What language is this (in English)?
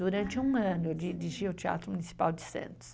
Portuguese